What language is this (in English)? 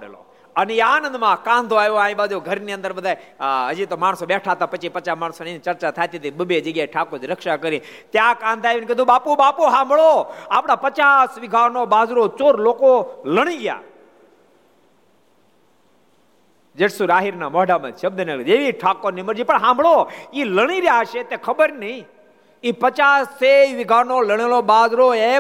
Gujarati